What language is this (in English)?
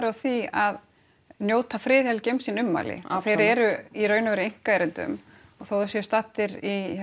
Icelandic